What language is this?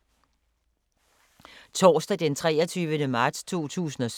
Danish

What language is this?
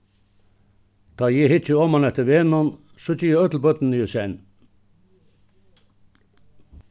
Faroese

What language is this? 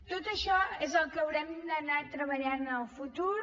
Catalan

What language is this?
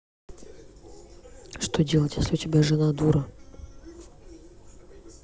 Russian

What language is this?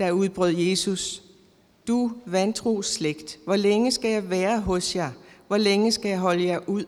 Danish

